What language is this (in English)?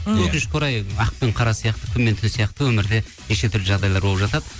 Kazakh